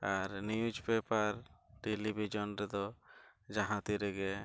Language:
Santali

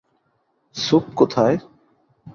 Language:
Bangla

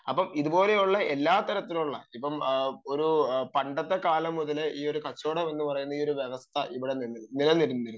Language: Malayalam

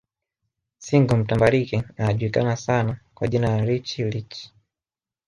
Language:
Swahili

